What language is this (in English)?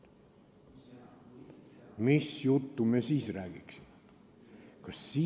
Estonian